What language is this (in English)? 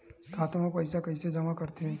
Chhattisgarhi